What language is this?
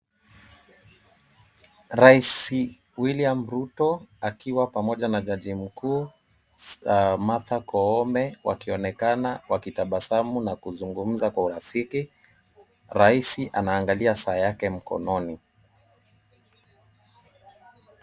Swahili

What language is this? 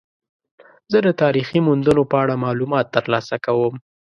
Pashto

